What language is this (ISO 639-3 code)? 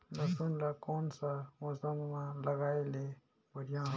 hne